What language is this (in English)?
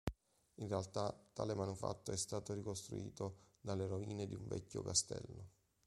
Italian